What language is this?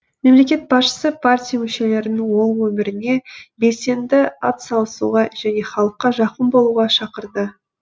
Kazakh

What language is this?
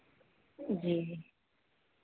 Hindi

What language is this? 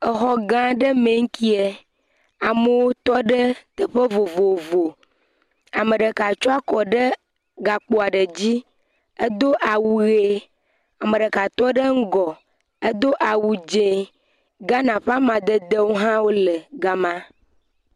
Ewe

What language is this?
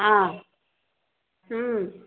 Maithili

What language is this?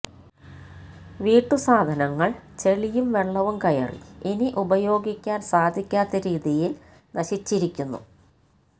Malayalam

